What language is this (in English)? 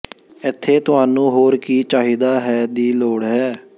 Punjabi